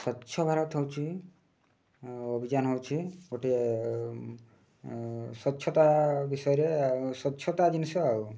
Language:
Odia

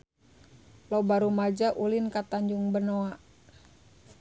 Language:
Sundanese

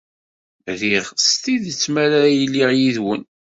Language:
Kabyle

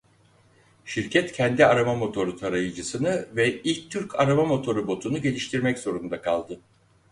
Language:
Turkish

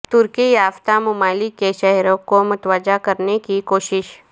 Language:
Urdu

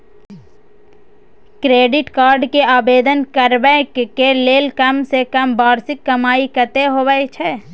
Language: Maithili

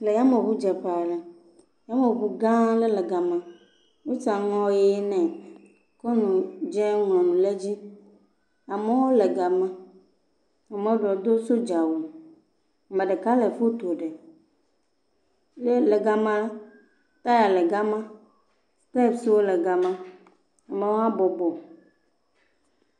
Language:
Ewe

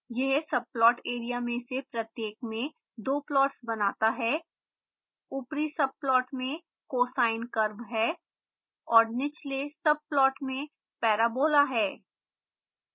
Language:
Hindi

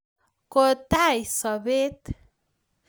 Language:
Kalenjin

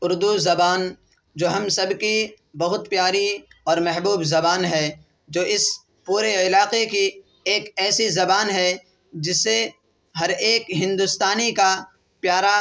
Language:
Urdu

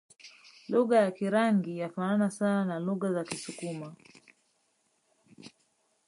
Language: Swahili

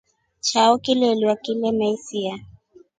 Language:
Rombo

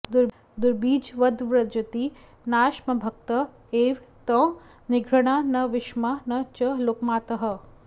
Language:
Sanskrit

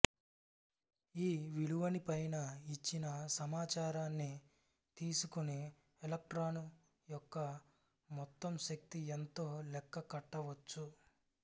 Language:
Telugu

